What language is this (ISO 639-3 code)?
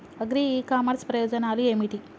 tel